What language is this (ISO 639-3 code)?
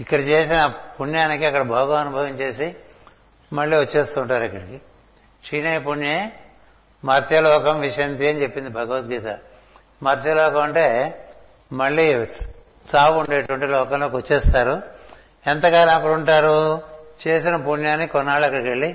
tel